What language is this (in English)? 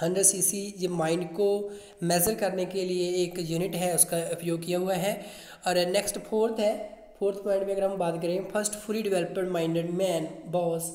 Hindi